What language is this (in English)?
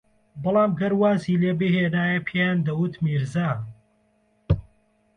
Central Kurdish